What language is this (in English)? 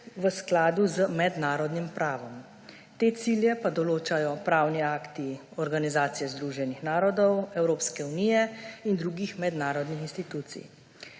Slovenian